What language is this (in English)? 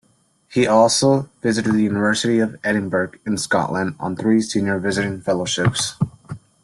English